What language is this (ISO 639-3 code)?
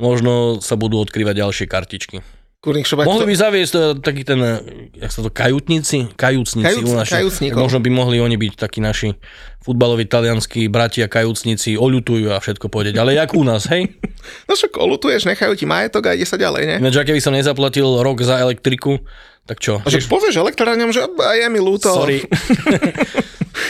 slk